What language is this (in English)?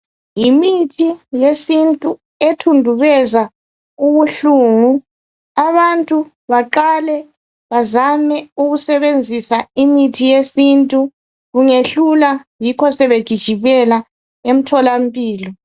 North Ndebele